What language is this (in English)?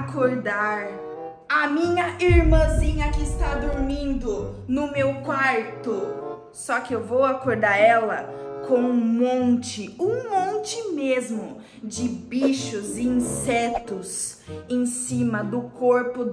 Portuguese